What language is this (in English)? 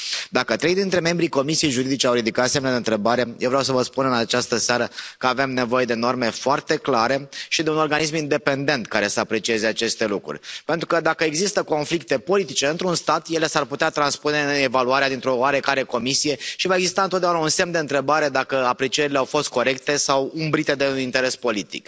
Romanian